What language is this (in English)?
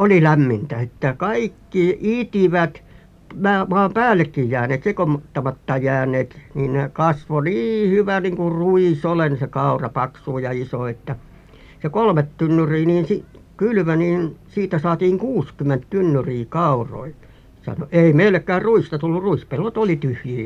Finnish